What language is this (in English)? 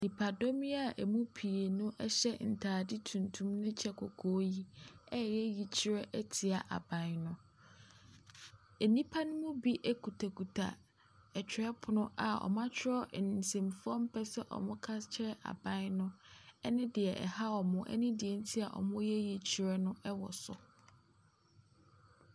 Akan